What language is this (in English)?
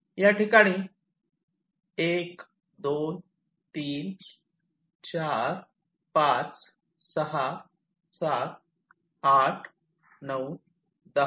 Marathi